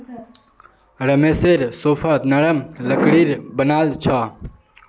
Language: Magahi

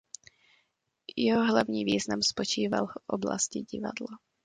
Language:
Czech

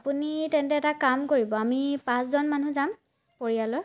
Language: Assamese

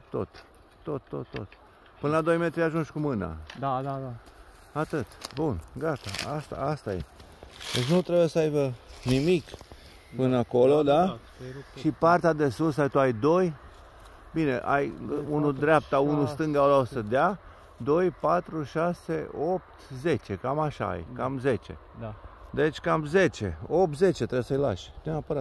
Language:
Romanian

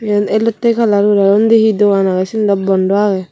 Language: Chakma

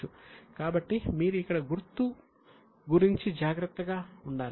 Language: Telugu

